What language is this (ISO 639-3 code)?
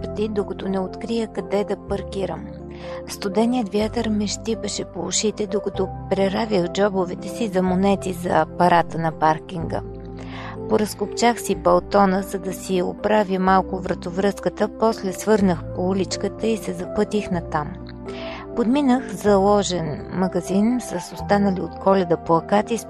bul